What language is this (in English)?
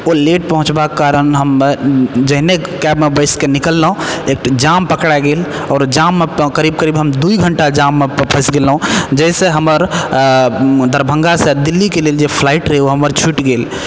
Maithili